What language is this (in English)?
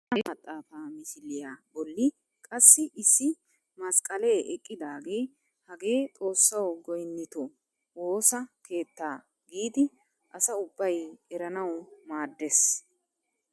Wolaytta